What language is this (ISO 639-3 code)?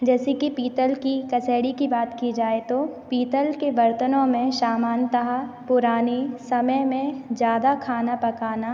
hin